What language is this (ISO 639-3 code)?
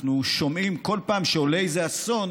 heb